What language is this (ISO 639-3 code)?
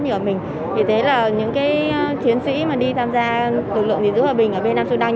vie